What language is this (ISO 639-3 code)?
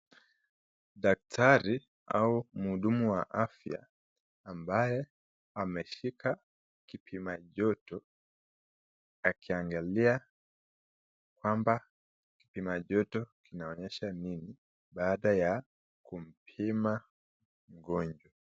swa